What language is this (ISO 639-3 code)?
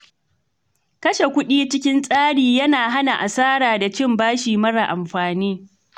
hau